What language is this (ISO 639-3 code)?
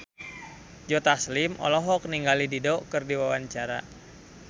sun